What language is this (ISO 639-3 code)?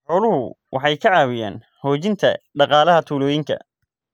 som